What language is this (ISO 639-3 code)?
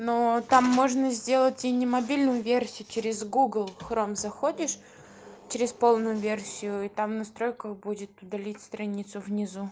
rus